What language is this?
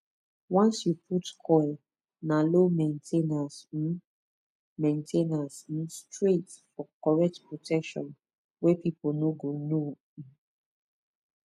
Nigerian Pidgin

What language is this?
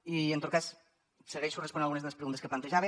Catalan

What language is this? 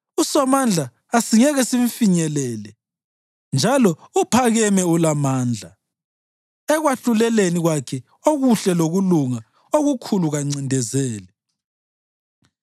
North Ndebele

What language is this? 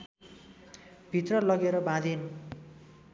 Nepali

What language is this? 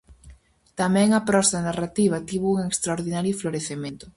Galician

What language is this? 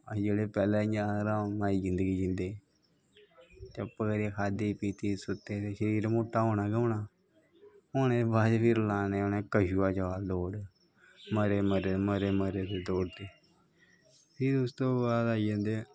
Dogri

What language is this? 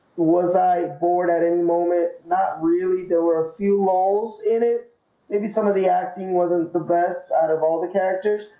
English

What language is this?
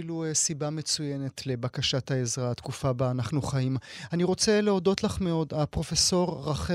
Hebrew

